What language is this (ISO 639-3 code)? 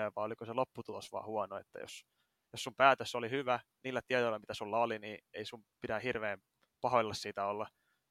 fin